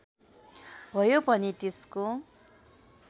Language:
Nepali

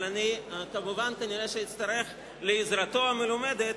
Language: Hebrew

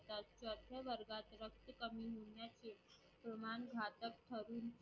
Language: Marathi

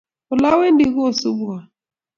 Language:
Kalenjin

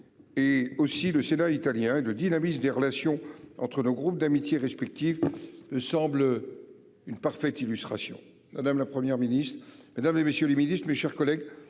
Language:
French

